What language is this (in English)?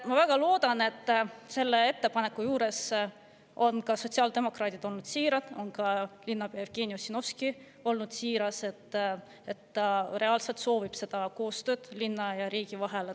Estonian